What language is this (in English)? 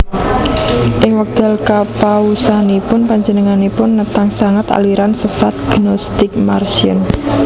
Javanese